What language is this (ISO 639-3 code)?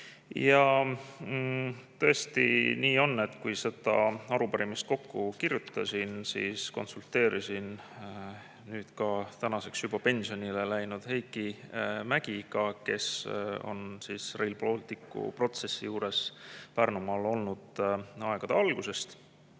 est